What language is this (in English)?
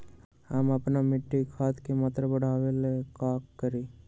Magahi